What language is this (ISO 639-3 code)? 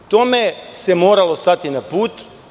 srp